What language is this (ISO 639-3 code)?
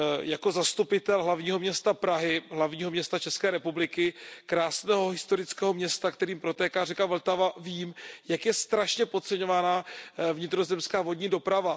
ces